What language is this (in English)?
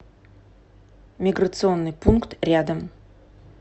Russian